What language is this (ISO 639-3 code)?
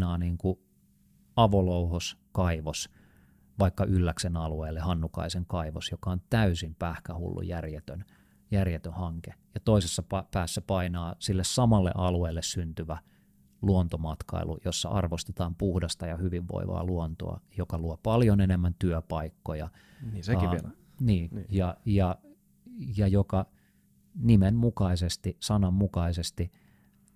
fin